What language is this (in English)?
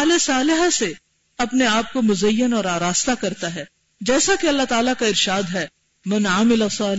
Urdu